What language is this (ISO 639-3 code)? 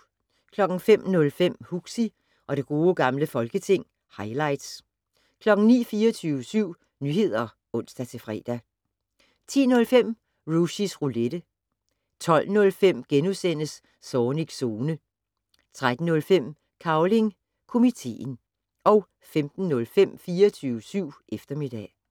dan